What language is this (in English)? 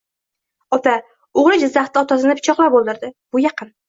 Uzbek